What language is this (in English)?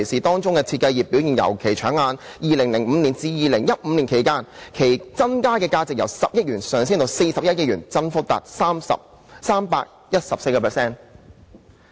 Cantonese